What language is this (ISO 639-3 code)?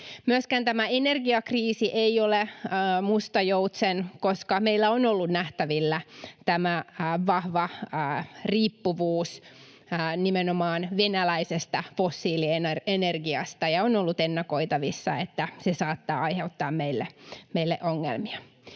fin